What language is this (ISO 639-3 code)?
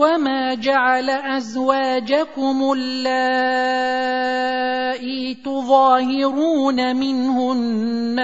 ara